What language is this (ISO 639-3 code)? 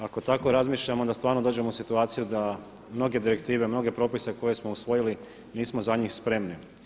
hrv